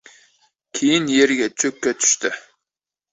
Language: Uzbek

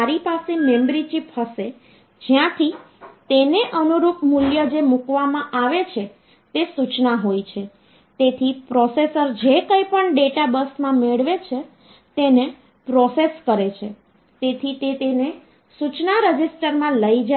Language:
Gujarati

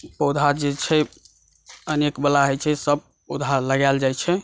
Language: Maithili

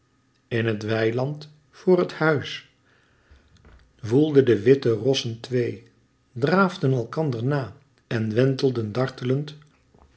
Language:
Dutch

